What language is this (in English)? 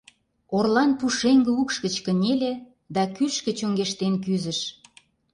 Mari